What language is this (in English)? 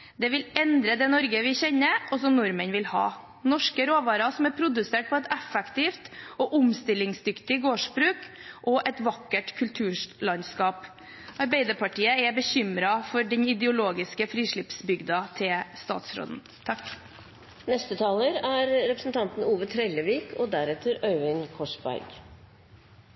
Norwegian